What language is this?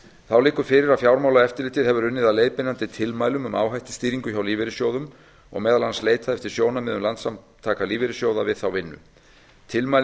Icelandic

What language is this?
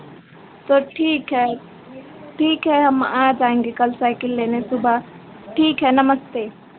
Hindi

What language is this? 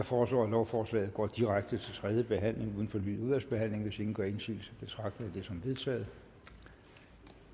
Danish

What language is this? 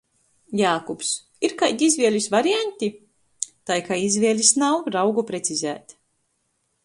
Latgalian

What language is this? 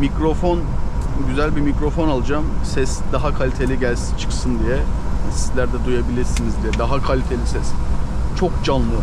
Turkish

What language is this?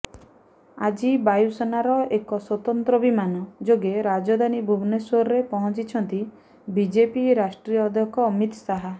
Odia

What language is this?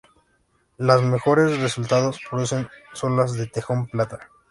Spanish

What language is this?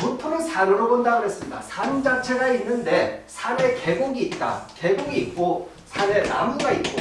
Korean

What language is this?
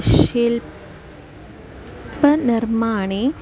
Sanskrit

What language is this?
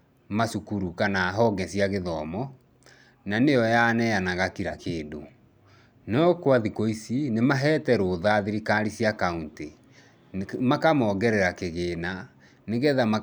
Kikuyu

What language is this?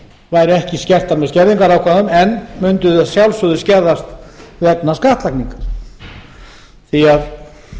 Icelandic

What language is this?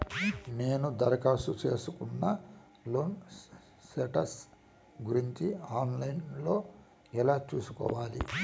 Telugu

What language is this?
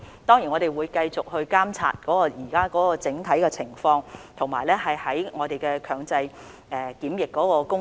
Cantonese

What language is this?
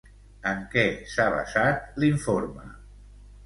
Catalan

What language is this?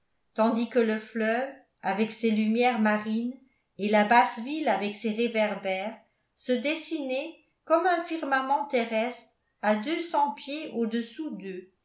French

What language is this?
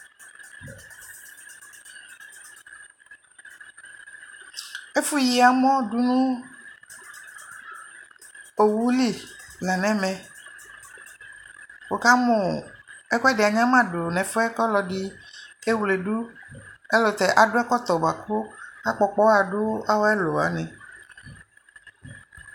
Ikposo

